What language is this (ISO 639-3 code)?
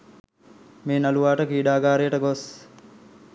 sin